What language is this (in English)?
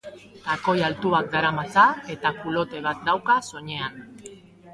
Basque